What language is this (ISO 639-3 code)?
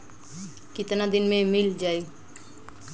bho